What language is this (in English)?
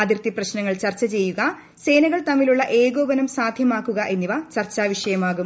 Malayalam